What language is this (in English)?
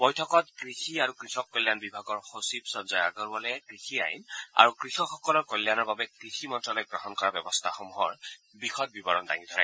Assamese